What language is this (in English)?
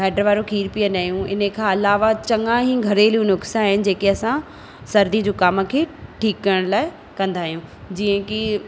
Sindhi